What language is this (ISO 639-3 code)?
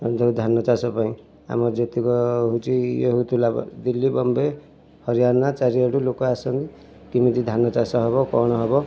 ori